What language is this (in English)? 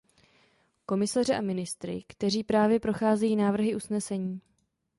Czech